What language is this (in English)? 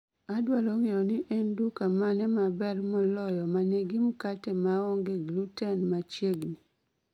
Luo (Kenya and Tanzania)